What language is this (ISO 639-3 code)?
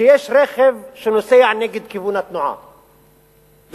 heb